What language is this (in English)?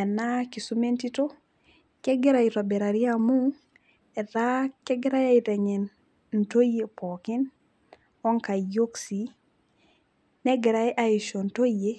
Masai